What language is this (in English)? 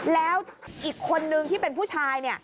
Thai